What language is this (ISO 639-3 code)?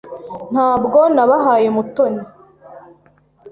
kin